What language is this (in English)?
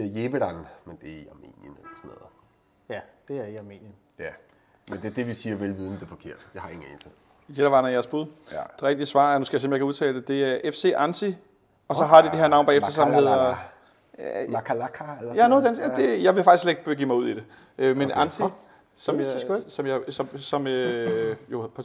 Danish